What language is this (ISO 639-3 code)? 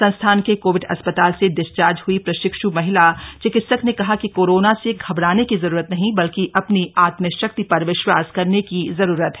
hin